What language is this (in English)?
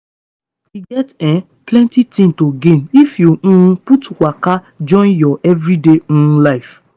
Nigerian Pidgin